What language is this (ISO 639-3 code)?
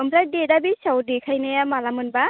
brx